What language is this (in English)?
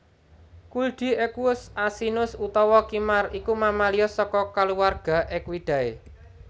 Javanese